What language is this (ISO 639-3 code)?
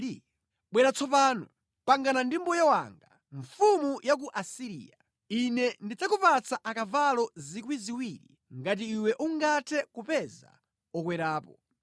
nya